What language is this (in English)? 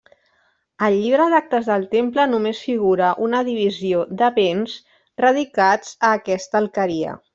Catalan